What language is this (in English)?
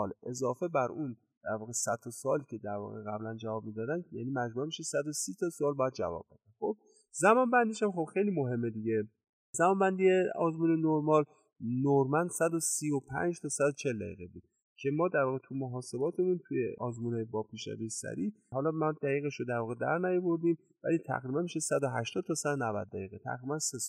Persian